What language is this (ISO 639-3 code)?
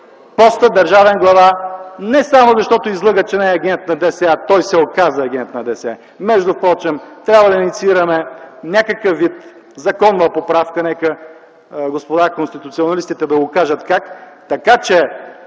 bul